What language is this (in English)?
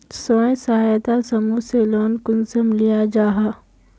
Magahi